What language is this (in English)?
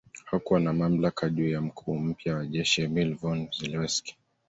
Swahili